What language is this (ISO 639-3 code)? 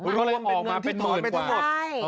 tha